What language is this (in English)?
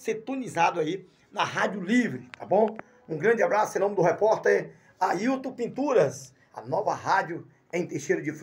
Portuguese